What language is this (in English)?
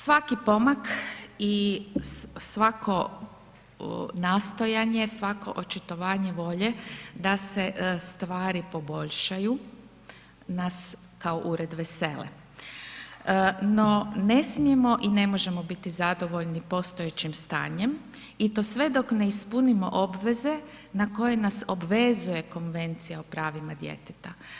Croatian